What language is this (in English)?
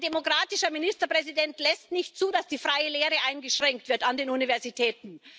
German